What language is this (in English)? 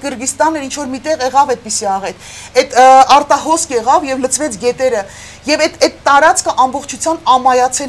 Romanian